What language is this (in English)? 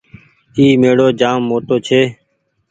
Goaria